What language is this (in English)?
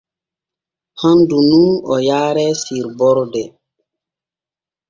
Borgu Fulfulde